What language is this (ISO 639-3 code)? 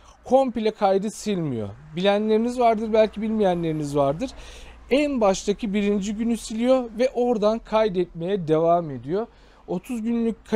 tur